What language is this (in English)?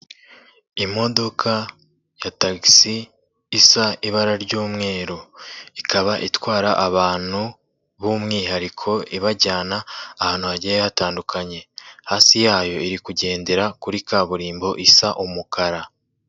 Kinyarwanda